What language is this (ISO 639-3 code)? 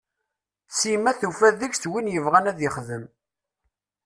kab